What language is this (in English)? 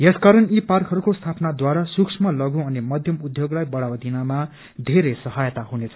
Nepali